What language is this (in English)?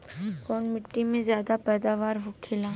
Bhojpuri